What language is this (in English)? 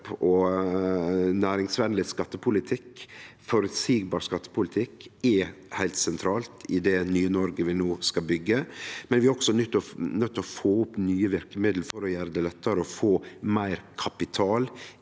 Norwegian